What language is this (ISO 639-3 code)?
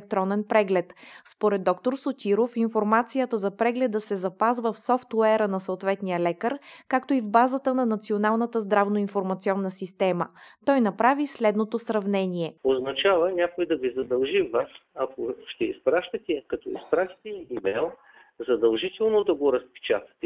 bul